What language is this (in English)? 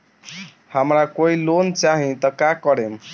Bhojpuri